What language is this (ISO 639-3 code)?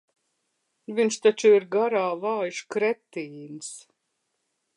lav